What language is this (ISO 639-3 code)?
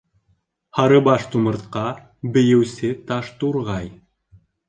bak